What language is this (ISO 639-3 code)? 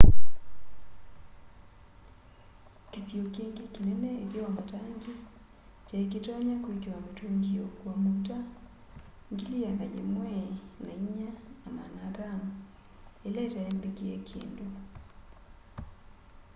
kam